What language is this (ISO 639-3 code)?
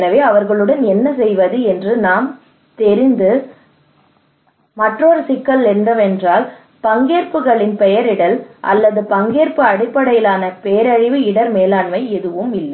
tam